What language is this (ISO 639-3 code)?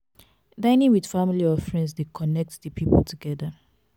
pcm